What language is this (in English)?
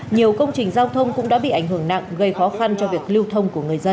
Vietnamese